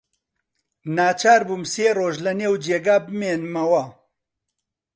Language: Central Kurdish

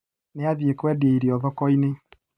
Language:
Kikuyu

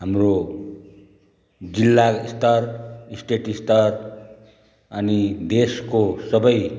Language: Nepali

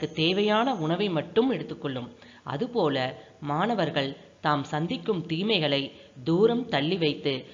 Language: Tamil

